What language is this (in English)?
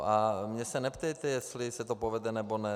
Czech